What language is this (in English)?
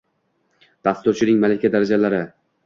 Uzbek